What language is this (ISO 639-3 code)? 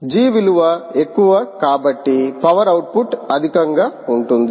tel